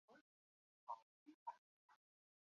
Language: Chinese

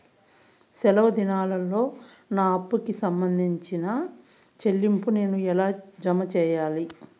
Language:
Telugu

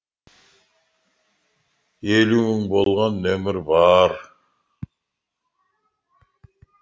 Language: Kazakh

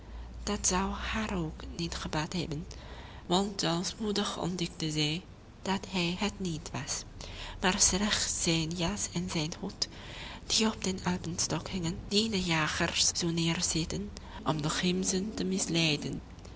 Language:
Dutch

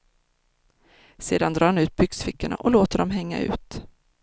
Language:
Swedish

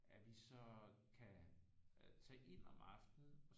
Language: Danish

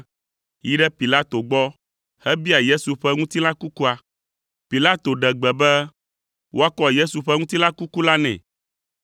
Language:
Ewe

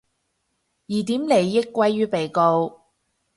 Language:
Cantonese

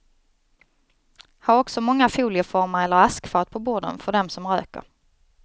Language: Swedish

